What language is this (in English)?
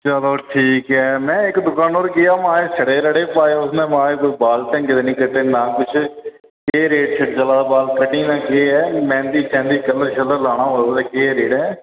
Dogri